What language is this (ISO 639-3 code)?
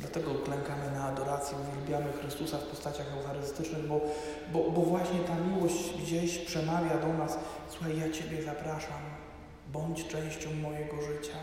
pol